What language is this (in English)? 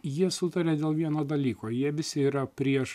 Lithuanian